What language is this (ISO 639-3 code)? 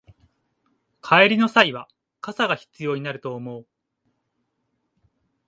jpn